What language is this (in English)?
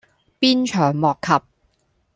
Cantonese